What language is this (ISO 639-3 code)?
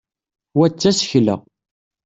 kab